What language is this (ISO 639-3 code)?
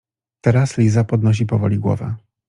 pol